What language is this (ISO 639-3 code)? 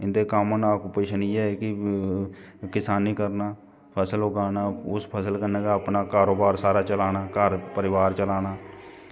doi